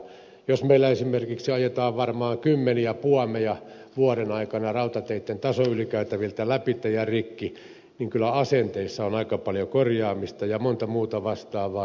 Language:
Finnish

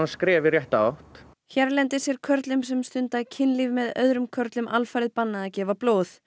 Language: Icelandic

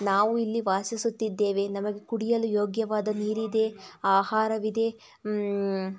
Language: Kannada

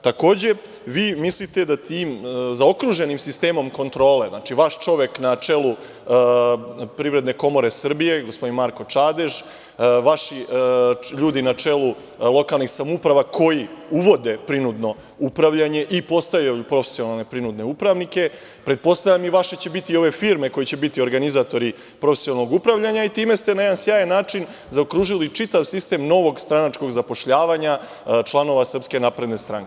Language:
Serbian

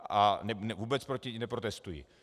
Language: Czech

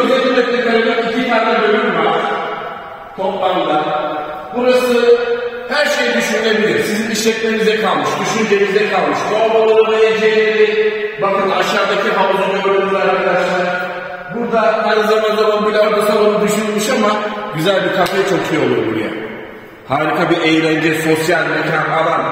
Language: Turkish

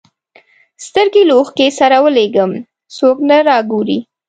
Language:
Pashto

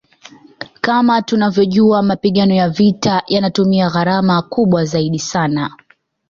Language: Swahili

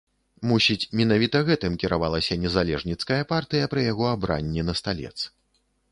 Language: Belarusian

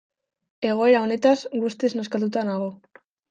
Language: Basque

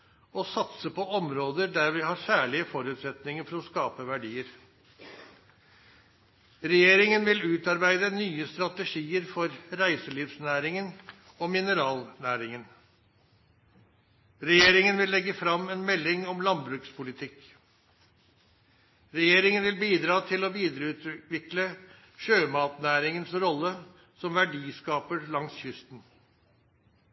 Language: Norwegian Nynorsk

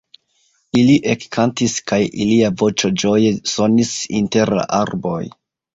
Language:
Esperanto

